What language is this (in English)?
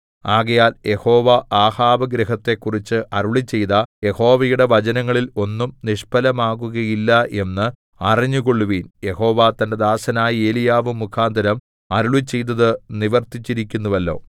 Malayalam